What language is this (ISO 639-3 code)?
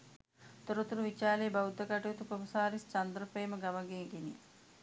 sin